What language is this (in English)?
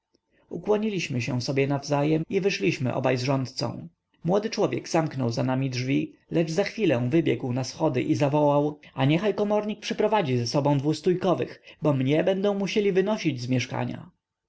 Polish